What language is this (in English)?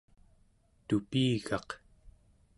Central Yupik